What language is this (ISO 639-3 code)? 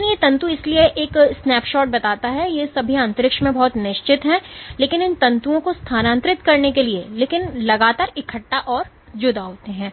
hin